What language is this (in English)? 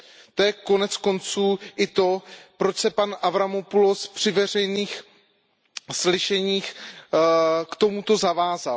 Czech